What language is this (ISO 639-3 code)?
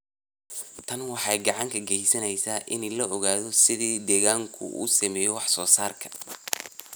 som